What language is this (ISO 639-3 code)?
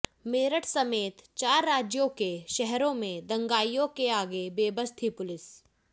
hin